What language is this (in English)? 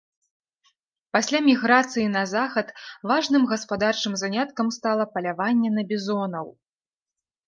Belarusian